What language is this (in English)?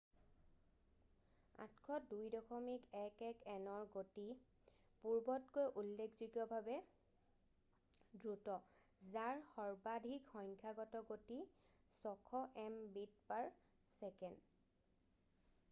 Assamese